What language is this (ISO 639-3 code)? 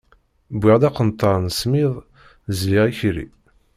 kab